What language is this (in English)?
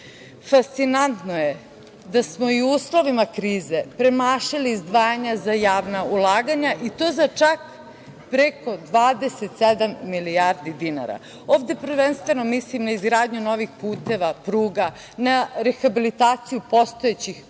Serbian